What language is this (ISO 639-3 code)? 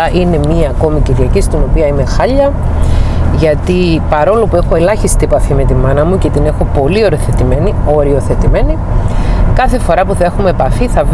ell